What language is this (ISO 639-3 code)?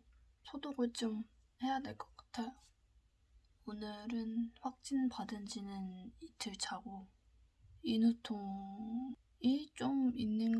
kor